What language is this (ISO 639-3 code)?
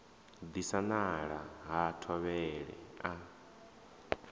ven